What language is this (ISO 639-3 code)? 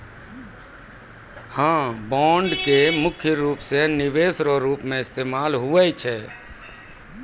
mai